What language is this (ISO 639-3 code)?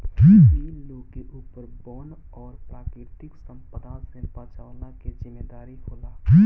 bho